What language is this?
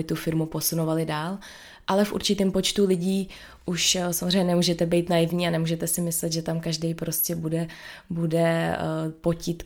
Czech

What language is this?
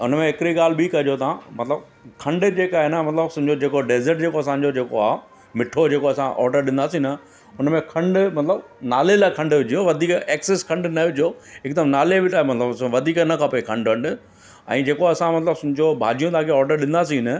Sindhi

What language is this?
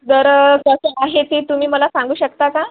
Marathi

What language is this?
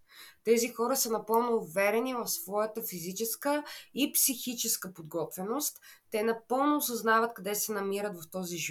Bulgarian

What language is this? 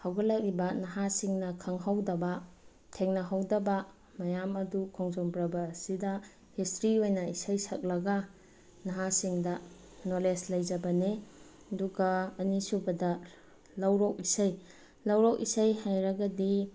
Manipuri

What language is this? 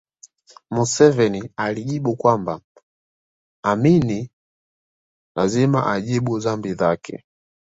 Swahili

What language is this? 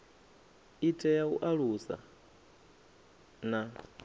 Venda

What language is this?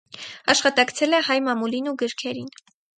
Armenian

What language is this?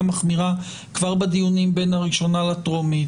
Hebrew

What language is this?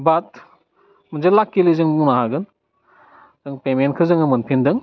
Bodo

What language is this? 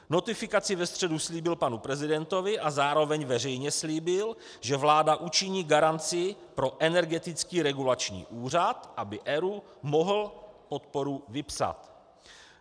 Czech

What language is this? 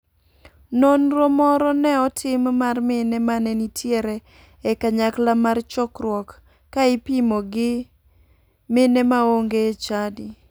Luo (Kenya and Tanzania)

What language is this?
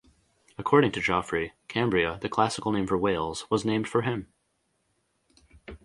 English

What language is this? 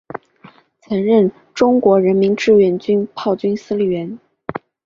Chinese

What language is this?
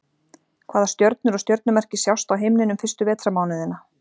Icelandic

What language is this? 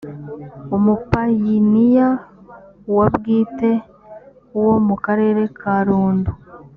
Kinyarwanda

